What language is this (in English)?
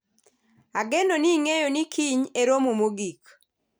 Luo (Kenya and Tanzania)